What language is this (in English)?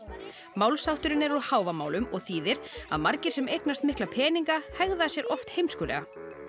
Icelandic